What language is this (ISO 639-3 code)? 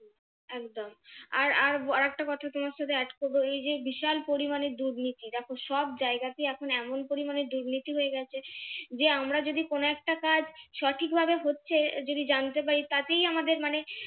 ben